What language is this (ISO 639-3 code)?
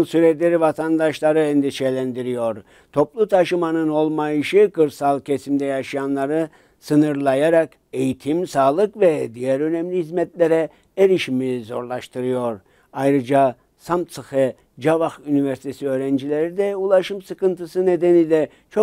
tur